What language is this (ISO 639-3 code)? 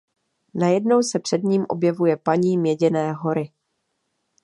ces